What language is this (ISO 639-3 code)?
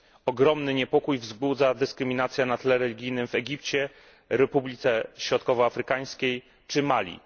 pol